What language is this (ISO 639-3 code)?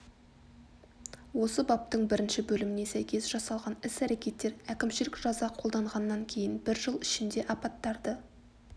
kaz